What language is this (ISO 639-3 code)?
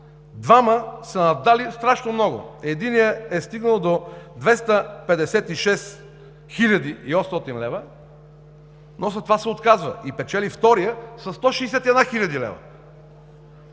bul